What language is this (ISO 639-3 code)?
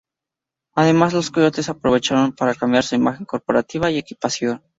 spa